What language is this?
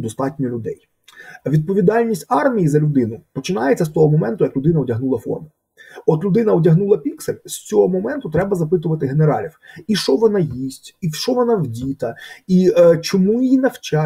Ukrainian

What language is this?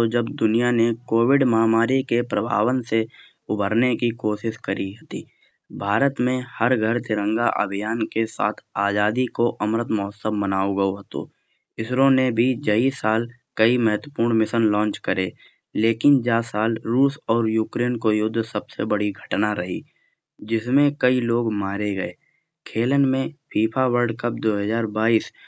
Kanauji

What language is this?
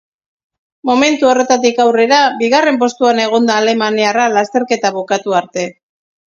Basque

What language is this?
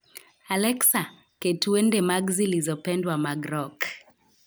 Luo (Kenya and Tanzania)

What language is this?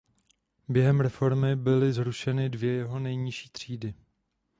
Czech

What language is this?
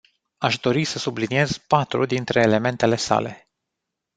Romanian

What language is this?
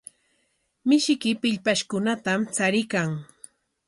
Corongo Ancash Quechua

